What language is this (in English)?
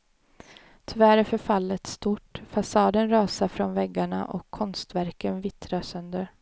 Swedish